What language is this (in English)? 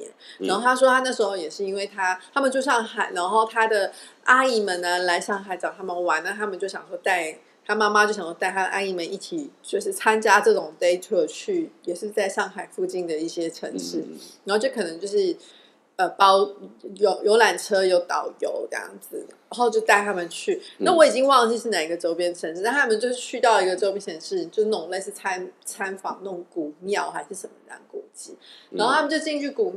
Chinese